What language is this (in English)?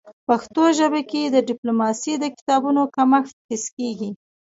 Pashto